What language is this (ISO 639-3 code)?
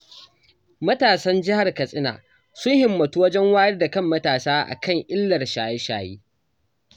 hau